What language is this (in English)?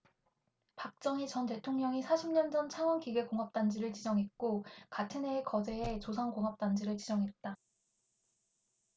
Korean